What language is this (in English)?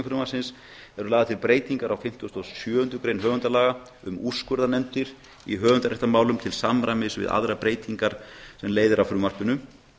Icelandic